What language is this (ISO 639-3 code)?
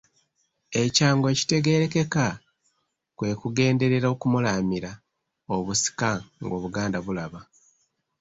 lug